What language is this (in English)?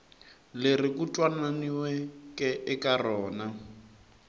Tsonga